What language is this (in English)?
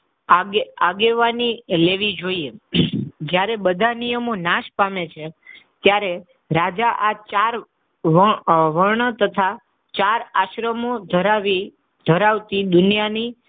Gujarati